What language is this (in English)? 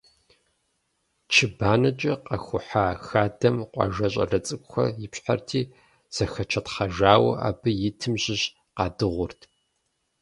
Kabardian